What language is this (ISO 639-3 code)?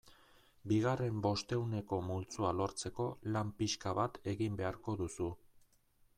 eus